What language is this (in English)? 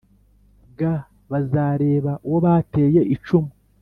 Kinyarwanda